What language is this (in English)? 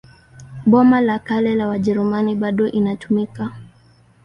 Swahili